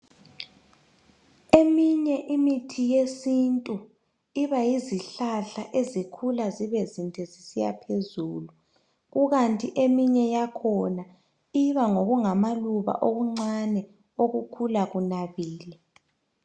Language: North Ndebele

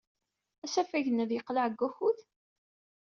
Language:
Kabyle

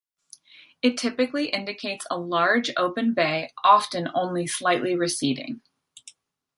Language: English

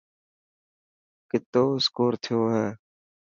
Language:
Dhatki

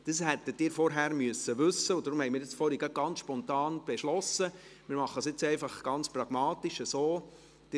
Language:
Swiss German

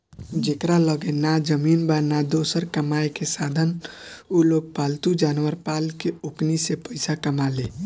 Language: Bhojpuri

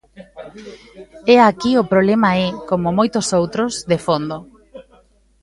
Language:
Galician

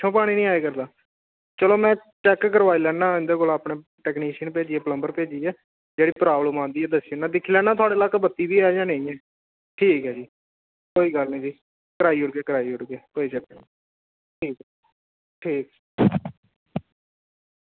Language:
Dogri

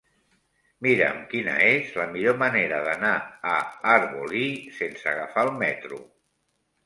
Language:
Catalan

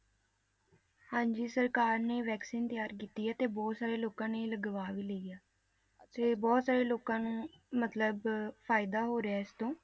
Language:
Punjabi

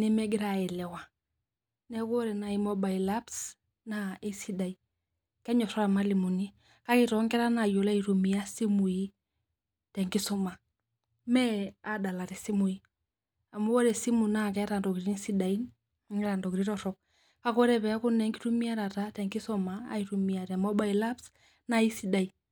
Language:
Masai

